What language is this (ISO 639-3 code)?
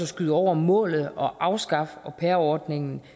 dan